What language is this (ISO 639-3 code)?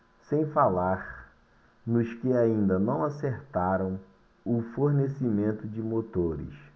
por